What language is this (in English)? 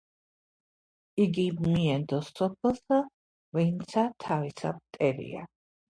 Georgian